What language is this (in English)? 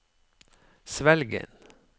Norwegian